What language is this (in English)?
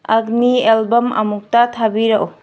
Manipuri